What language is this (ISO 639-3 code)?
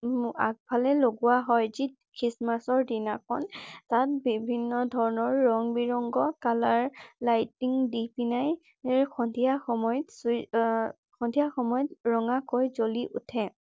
asm